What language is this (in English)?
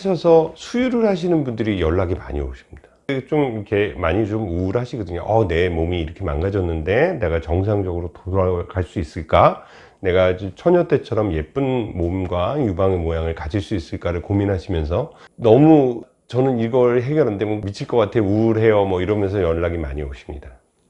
Korean